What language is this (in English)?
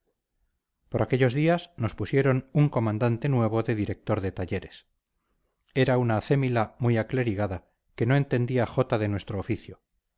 Spanish